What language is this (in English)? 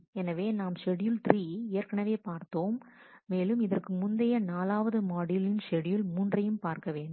Tamil